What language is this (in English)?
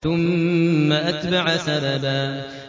Arabic